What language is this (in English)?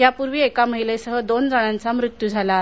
Marathi